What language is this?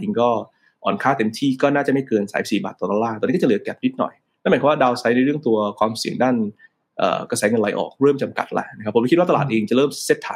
Thai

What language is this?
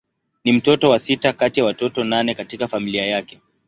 Swahili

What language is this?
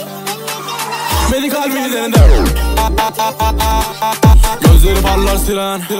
Turkish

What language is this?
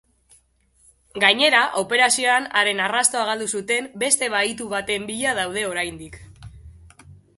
Basque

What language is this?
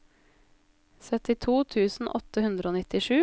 Norwegian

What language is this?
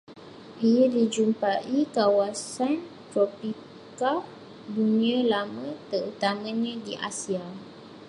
Malay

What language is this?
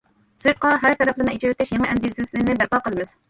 Uyghur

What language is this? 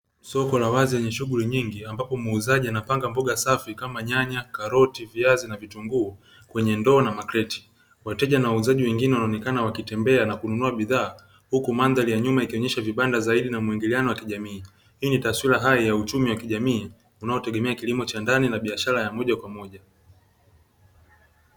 Swahili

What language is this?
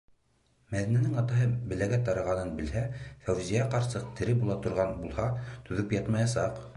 Bashkir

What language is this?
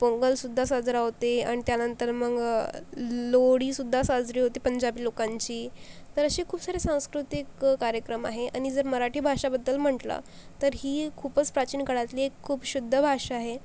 Marathi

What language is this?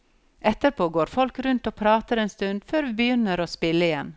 Norwegian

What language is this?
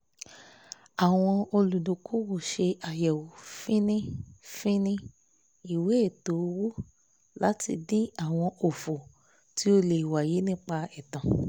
Yoruba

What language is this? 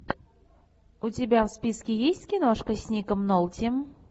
Russian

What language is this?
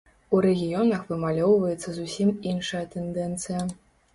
Belarusian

